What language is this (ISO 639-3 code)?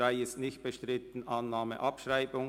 gsw